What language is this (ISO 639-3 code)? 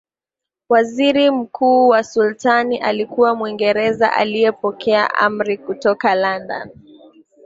swa